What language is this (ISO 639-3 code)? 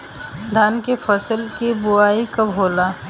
bho